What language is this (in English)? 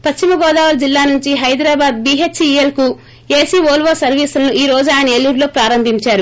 Telugu